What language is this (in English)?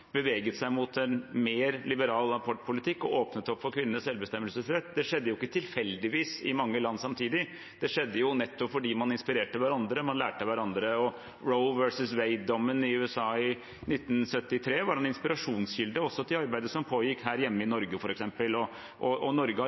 Norwegian Bokmål